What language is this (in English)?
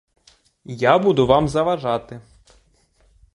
Ukrainian